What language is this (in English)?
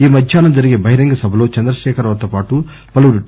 Telugu